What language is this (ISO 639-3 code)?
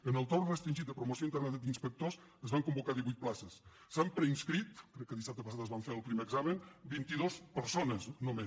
cat